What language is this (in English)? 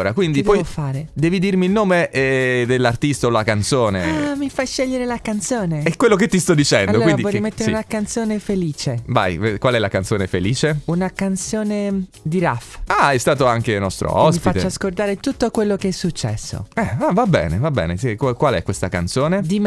Italian